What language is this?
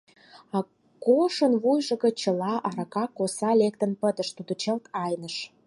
Mari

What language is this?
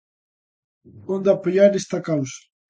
Galician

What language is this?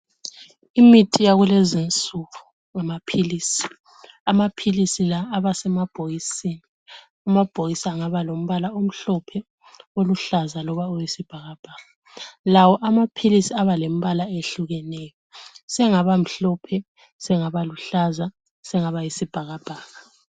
North Ndebele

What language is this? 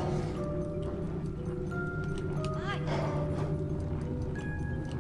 Korean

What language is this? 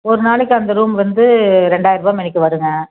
Tamil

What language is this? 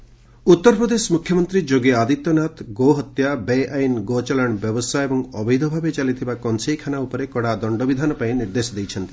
Odia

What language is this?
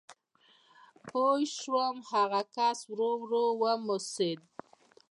Pashto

